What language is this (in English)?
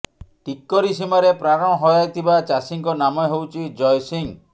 Odia